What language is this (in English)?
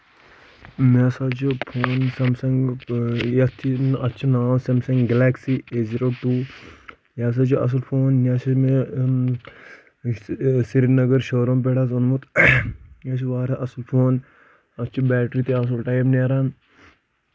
Kashmiri